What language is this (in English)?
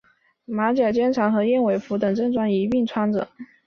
Chinese